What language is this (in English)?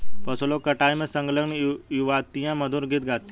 Hindi